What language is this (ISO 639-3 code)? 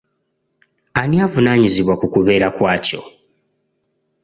lug